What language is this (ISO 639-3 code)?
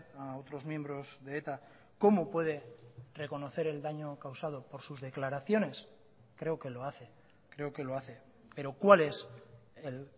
spa